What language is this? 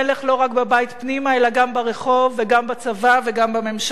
Hebrew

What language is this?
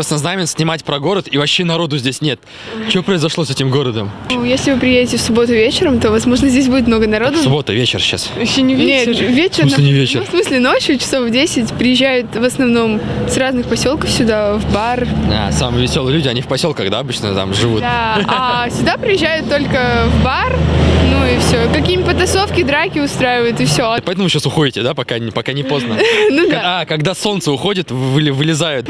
Russian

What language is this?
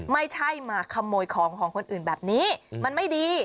Thai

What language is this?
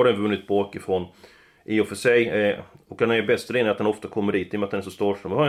Swedish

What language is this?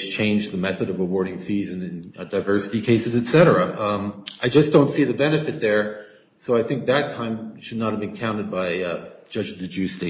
English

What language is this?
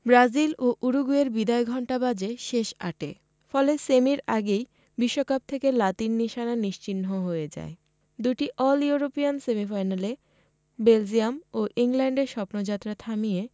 Bangla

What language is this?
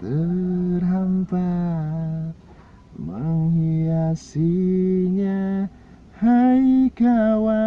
Indonesian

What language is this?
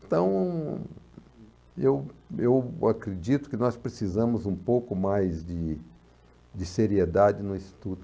Portuguese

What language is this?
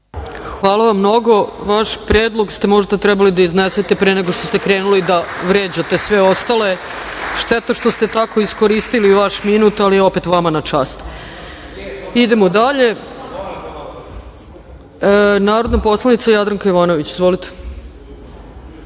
Serbian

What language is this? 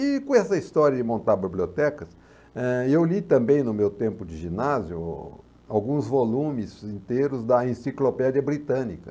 Portuguese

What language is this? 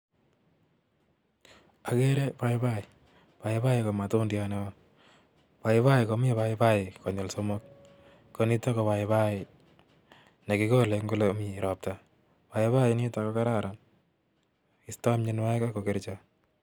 Kalenjin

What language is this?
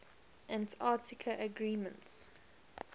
English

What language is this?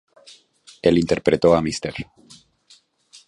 Spanish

